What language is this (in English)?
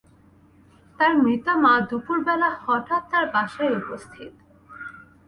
Bangla